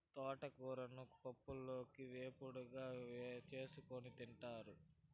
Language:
Telugu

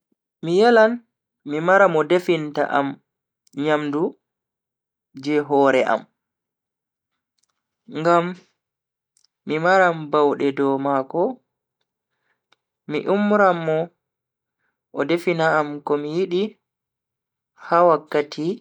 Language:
Bagirmi Fulfulde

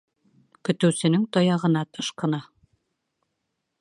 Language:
Bashkir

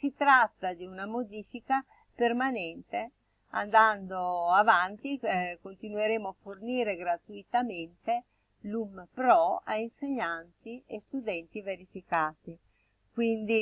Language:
Italian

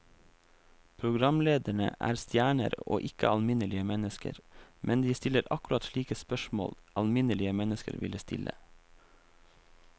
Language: Norwegian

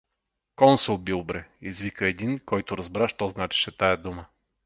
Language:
Bulgarian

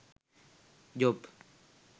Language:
Sinhala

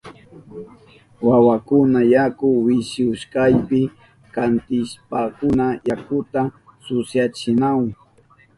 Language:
Southern Pastaza Quechua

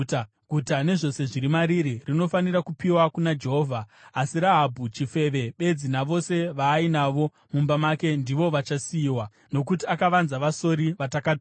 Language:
Shona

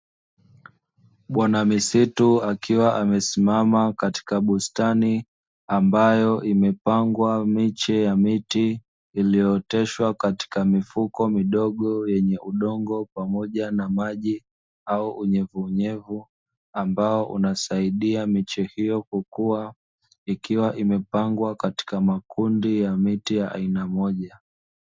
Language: Swahili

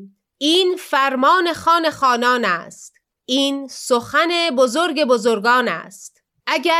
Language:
Persian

